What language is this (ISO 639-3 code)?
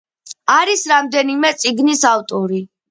kat